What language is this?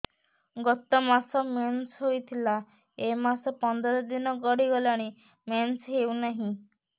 Odia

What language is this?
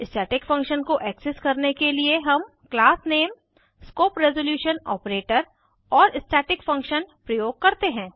Hindi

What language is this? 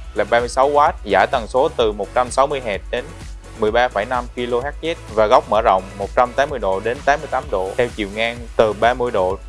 Vietnamese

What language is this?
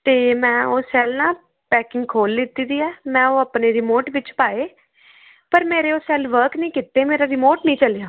Punjabi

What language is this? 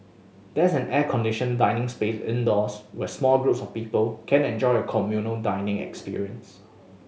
English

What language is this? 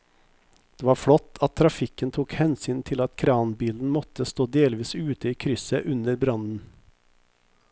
Norwegian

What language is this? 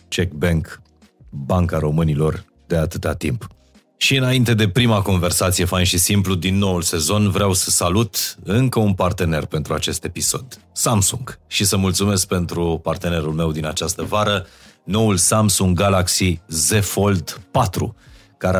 Romanian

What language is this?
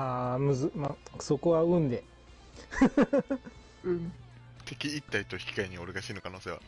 Japanese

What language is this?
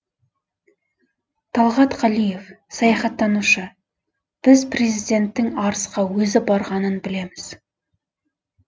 Kazakh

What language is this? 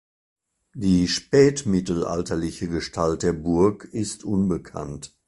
German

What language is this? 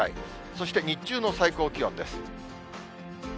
Japanese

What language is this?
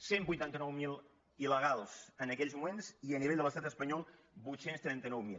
Catalan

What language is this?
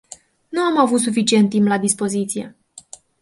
Romanian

